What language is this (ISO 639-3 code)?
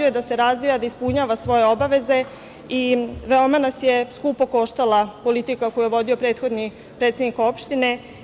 srp